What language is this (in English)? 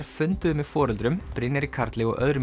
Icelandic